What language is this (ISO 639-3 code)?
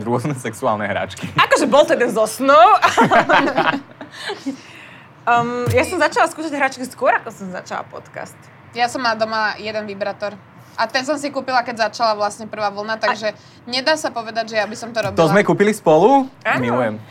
slk